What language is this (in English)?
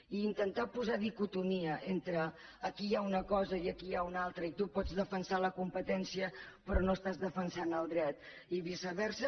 Catalan